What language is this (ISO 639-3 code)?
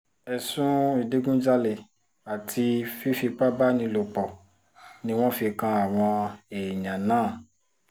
yor